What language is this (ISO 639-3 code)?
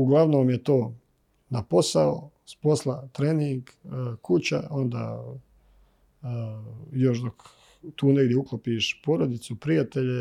hrv